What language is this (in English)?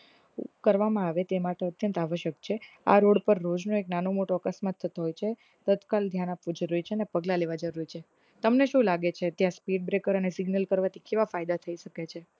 Gujarati